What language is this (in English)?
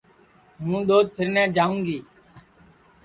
Sansi